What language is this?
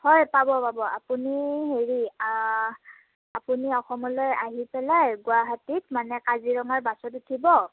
Assamese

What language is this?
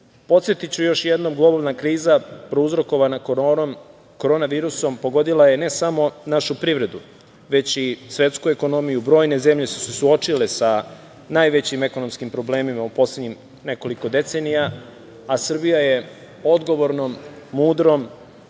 Serbian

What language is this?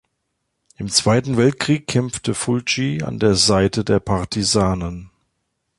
German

